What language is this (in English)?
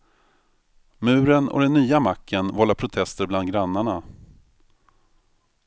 Swedish